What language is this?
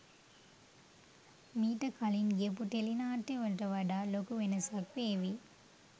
Sinhala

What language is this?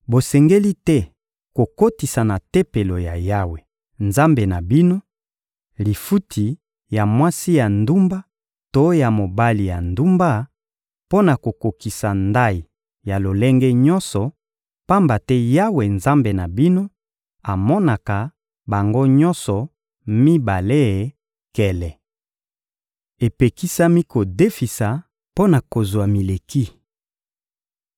Lingala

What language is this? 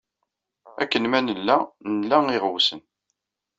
Kabyle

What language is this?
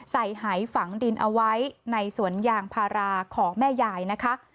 Thai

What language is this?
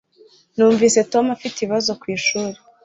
Kinyarwanda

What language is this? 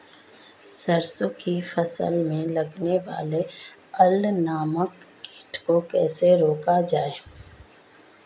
Hindi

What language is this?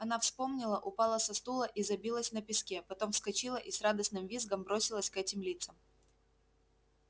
Russian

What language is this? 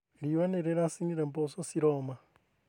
Kikuyu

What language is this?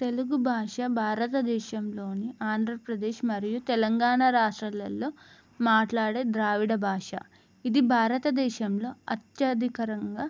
Telugu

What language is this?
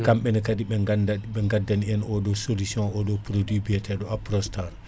Fula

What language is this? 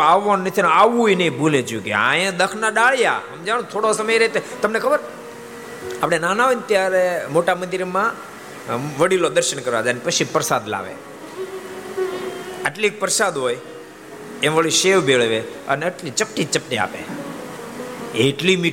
Gujarati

